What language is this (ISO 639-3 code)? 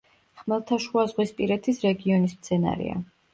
kat